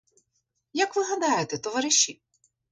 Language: Ukrainian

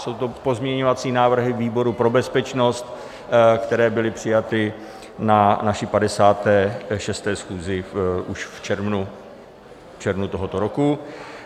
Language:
Czech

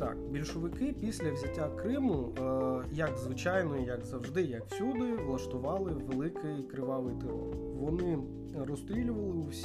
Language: Ukrainian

